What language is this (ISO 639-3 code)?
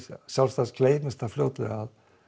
isl